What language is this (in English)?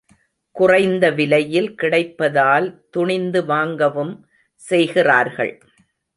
Tamil